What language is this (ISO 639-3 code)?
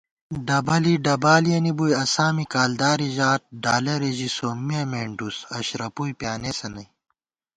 gwt